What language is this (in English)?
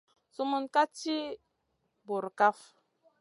Masana